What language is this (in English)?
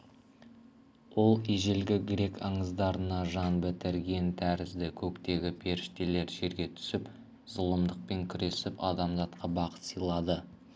Kazakh